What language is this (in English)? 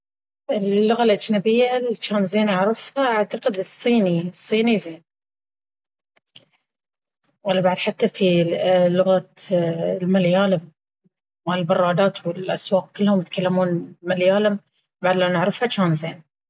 Baharna Arabic